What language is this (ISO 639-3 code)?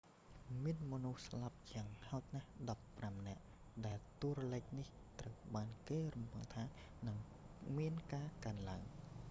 khm